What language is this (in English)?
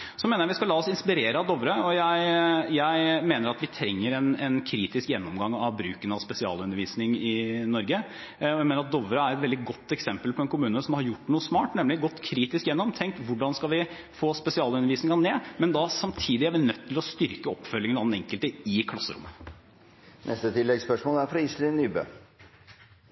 Norwegian